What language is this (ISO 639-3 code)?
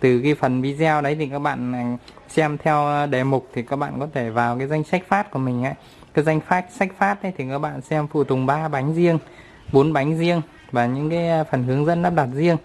vie